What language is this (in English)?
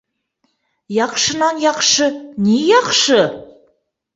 Bashkir